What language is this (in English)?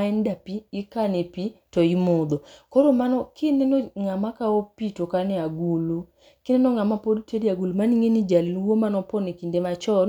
Luo (Kenya and Tanzania)